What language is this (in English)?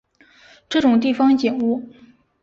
Chinese